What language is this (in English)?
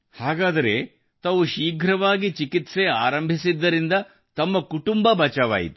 Kannada